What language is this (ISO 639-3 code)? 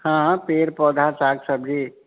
mai